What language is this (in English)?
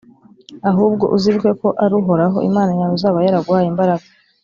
Kinyarwanda